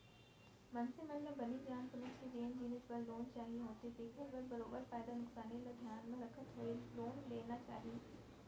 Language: Chhattisgarhi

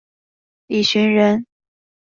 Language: Chinese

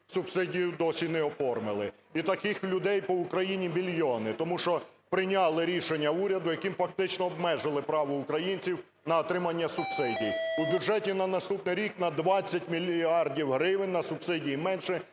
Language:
Ukrainian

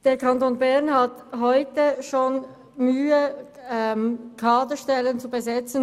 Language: Swiss German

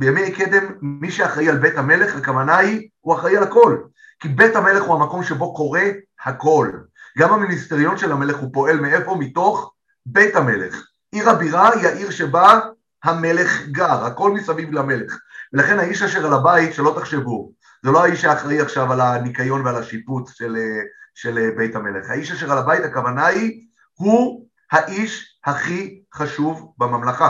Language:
Hebrew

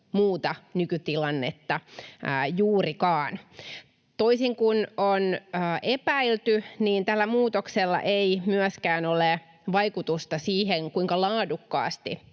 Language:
Finnish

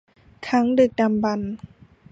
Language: Thai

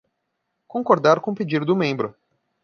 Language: Portuguese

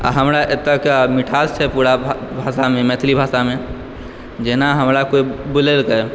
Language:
Maithili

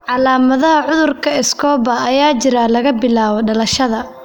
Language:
Somali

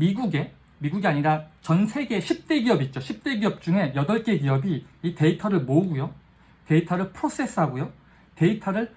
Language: Korean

